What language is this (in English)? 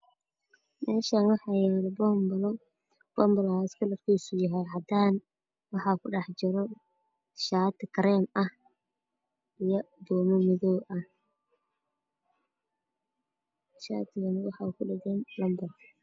Somali